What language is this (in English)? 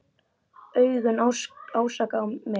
Icelandic